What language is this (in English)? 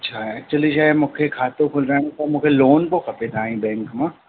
Sindhi